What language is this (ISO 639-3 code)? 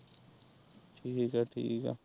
pan